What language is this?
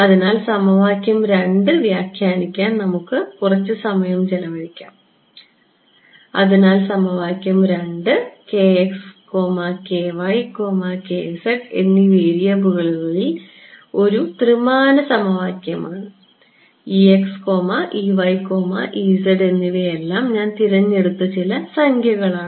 Malayalam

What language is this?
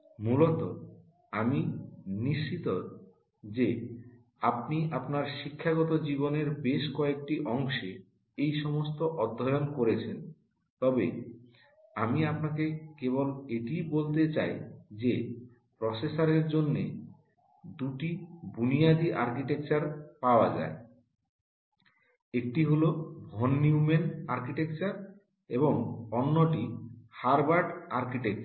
Bangla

